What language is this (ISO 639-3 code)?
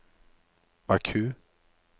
nor